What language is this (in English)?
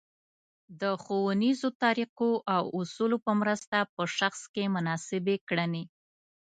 Pashto